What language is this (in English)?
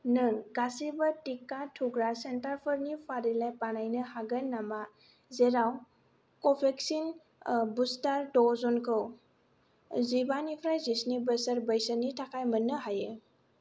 Bodo